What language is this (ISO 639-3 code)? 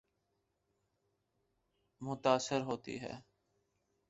urd